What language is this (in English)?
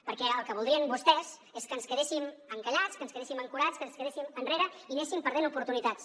Catalan